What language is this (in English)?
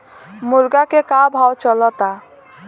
Bhojpuri